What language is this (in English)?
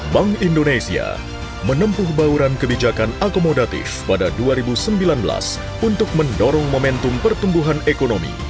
Indonesian